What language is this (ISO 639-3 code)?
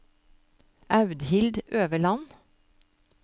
nor